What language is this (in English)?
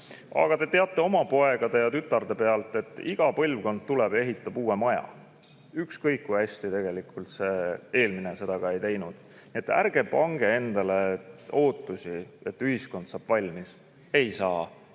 Estonian